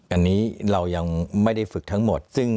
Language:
Thai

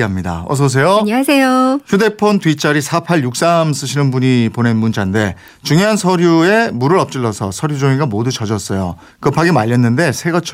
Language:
Korean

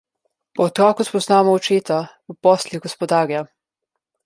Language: Slovenian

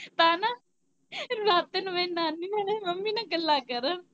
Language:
Punjabi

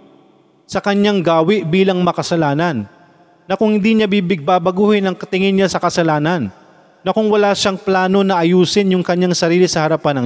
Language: Filipino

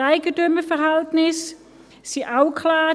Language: Swiss German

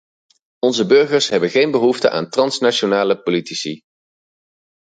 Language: Dutch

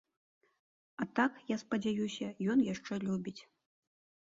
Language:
Belarusian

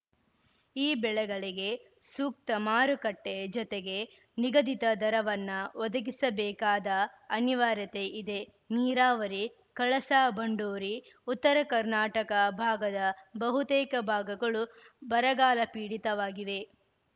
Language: Kannada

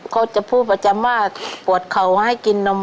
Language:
Thai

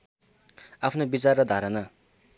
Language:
Nepali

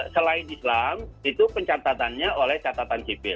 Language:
Indonesian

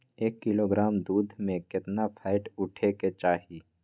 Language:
Magahi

